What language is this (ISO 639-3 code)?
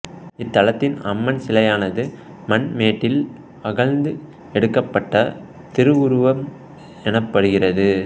tam